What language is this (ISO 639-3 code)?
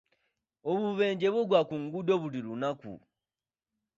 lug